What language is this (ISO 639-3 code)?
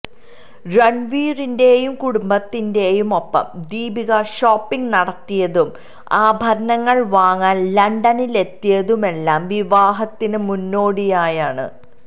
mal